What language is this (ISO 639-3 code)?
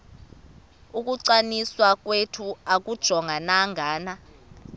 xho